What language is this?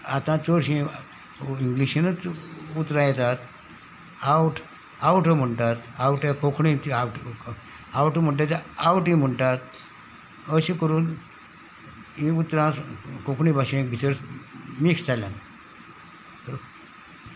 Konkani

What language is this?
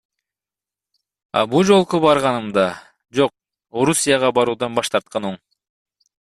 Kyrgyz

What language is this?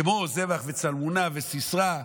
Hebrew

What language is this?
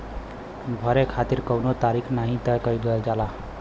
Bhojpuri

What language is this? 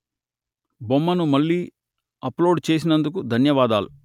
Telugu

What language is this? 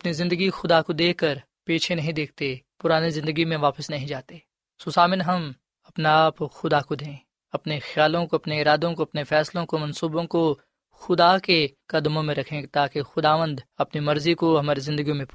Urdu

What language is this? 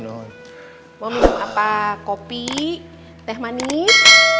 Indonesian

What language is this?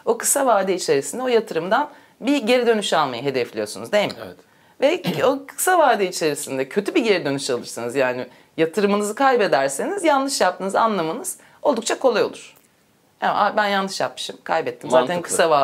Turkish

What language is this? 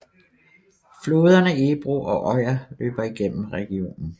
Danish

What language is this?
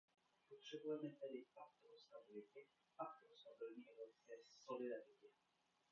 Czech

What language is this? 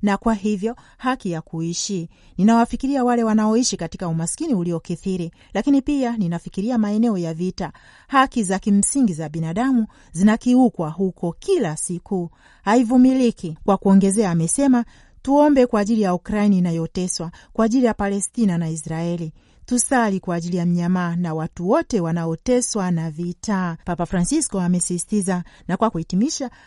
Swahili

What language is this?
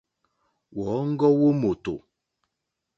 Mokpwe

